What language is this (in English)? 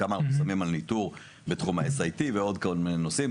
Hebrew